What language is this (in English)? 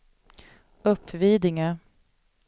Swedish